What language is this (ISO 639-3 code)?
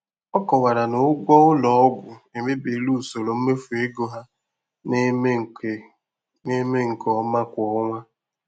ibo